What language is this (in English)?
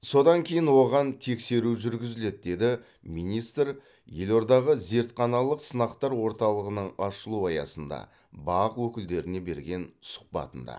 Kazakh